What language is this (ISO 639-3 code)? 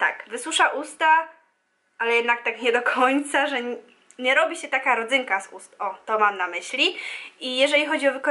pol